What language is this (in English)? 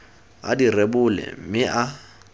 Tswana